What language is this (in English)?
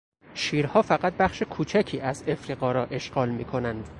Persian